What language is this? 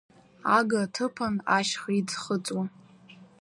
Abkhazian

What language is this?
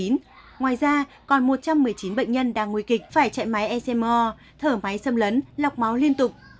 Vietnamese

